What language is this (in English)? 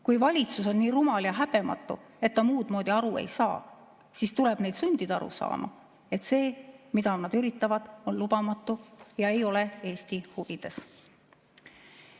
Estonian